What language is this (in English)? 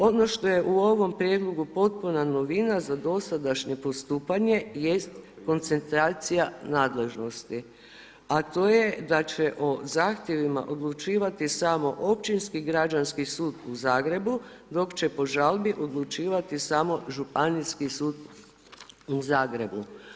Croatian